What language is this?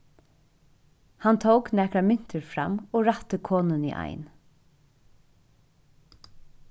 Faroese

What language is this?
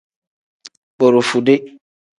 Tem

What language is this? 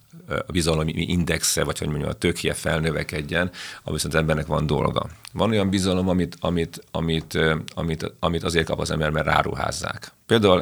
Hungarian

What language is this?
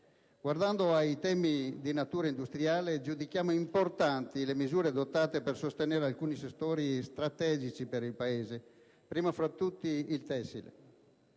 Italian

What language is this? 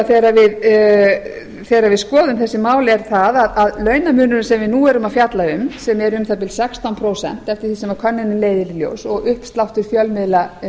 Icelandic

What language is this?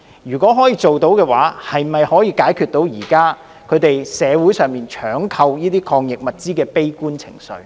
Cantonese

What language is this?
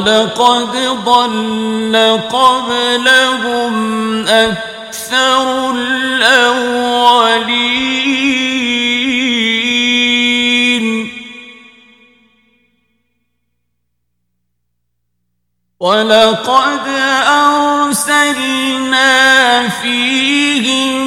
Arabic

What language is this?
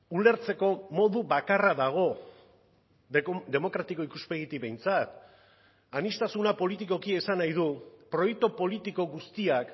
Basque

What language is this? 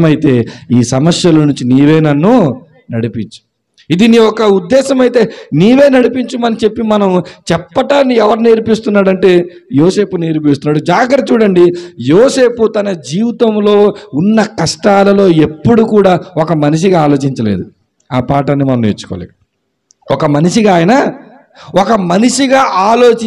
Telugu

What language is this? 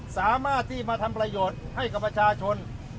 Thai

